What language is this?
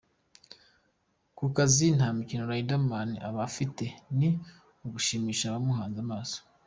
Kinyarwanda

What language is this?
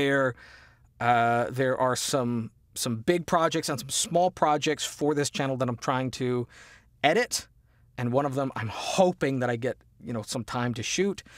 English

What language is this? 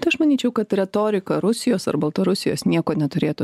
Lithuanian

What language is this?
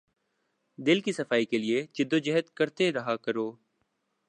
Urdu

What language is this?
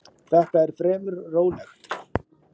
Icelandic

